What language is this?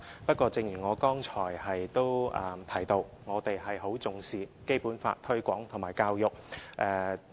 Cantonese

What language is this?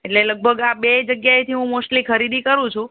Gujarati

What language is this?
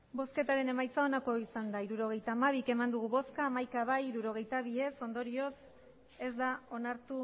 Basque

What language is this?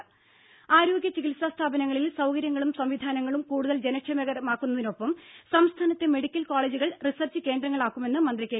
Malayalam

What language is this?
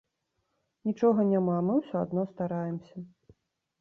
Belarusian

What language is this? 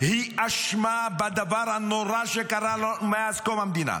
Hebrew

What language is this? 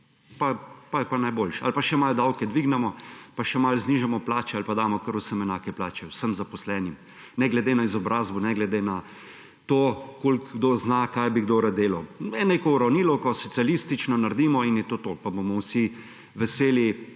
Slovenian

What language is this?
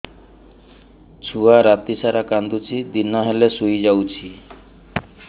Odia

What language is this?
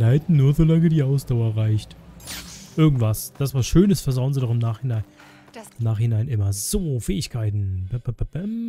German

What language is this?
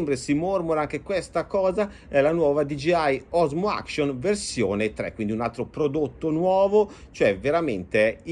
Italian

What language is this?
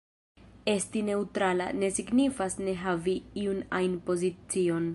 Esperanto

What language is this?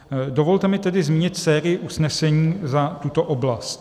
Czech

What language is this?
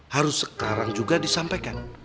Indonesian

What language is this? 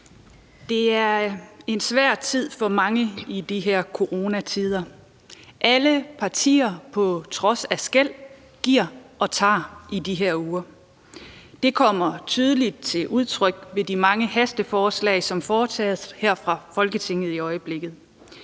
Danish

